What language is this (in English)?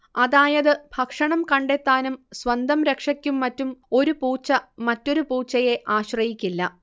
Malayalam